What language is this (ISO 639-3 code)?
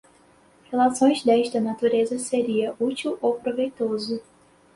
por